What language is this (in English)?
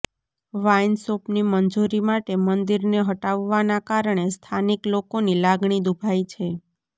Gujarati